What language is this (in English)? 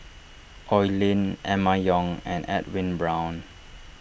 English